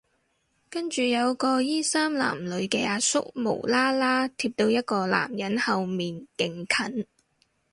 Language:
Cantonese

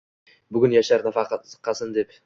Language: Uzbek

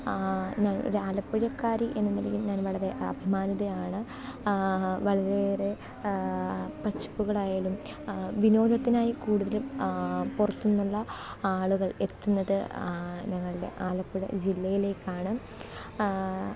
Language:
Malayalam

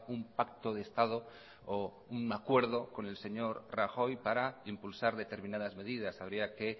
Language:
Spanish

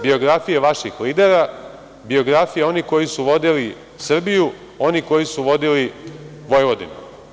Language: Serbian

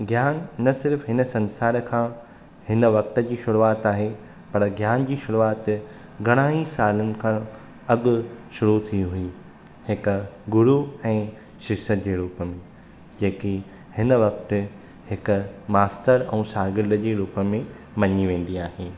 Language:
Sindhi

